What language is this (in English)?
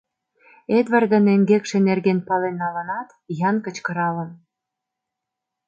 Mari